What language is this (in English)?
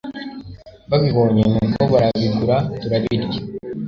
Kinyarwanda